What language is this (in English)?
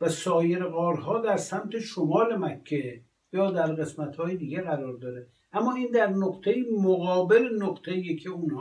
Persian